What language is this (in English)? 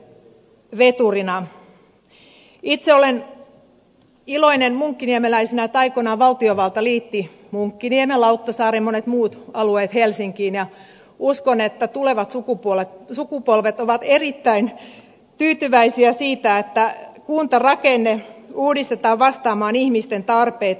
Finnish